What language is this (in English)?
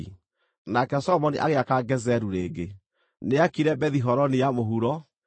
Kikuyu